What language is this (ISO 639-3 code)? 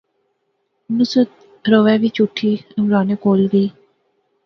phr